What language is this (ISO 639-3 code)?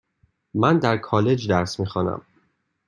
fas